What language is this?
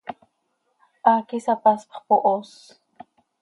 Seri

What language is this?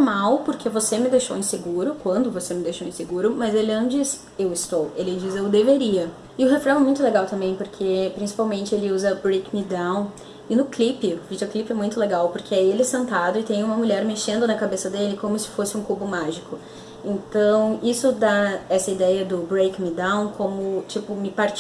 Portuguese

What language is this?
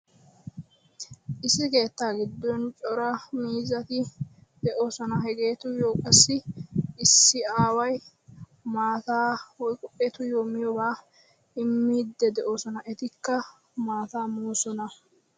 Wolaytta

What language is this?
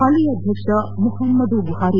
Kannada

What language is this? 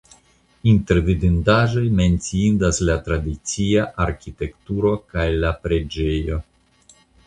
Esperanto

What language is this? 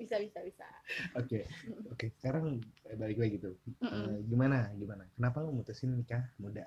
Indonesian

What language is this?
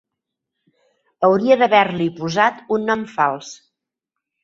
Catalan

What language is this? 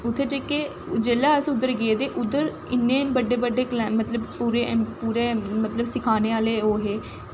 Dogri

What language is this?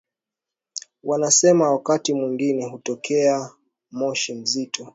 Swahili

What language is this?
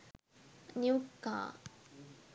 Sinhala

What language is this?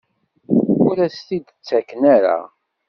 Kabyle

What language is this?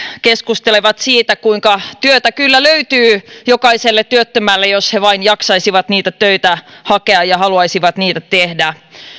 Finnish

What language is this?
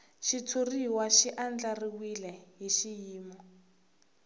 Tsonga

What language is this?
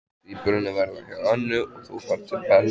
Icelandic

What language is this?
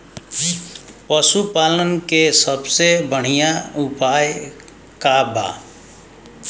Bhojpuri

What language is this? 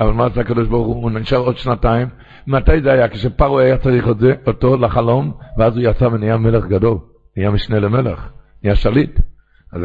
Hebrew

